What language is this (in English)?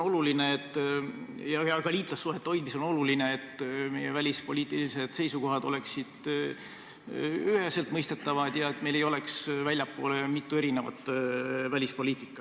Estonian